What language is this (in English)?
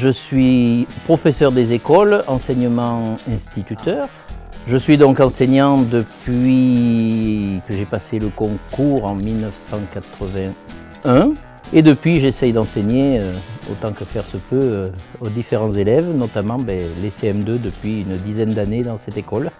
French